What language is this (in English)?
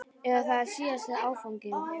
Icelandic